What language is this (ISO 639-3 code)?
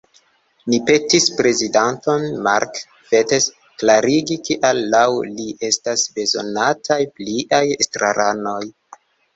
epo